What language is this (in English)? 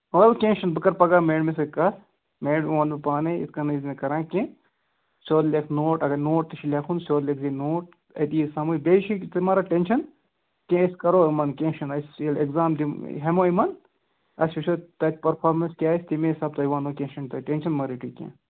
Kashmiri